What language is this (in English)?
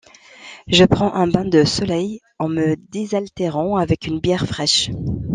French